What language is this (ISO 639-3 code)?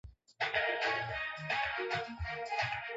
swa